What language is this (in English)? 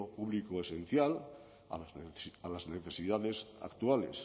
Spanish